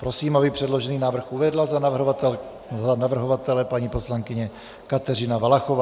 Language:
Czech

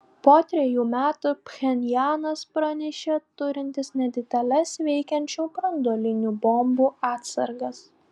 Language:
Lithuanian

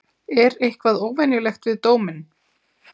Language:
Icelandic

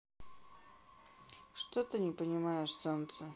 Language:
Russian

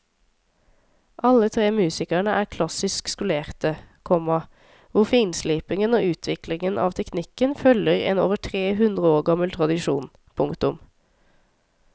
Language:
Norwegian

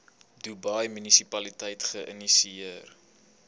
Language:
Afrikaans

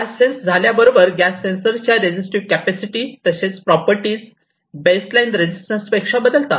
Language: Marathi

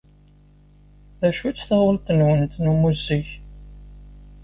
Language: Kabyle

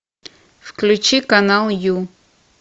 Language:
Russian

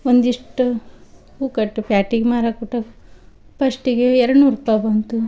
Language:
Kannada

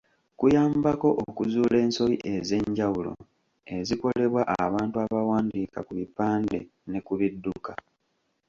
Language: Ganda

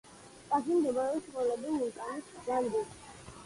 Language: Georgian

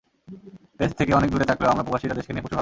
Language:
Bangla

